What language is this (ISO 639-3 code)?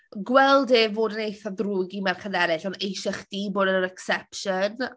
cym